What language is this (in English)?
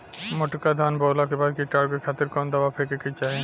Bhojpuri